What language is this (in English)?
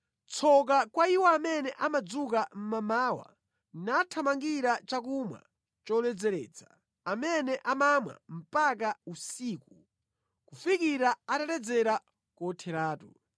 Nyanja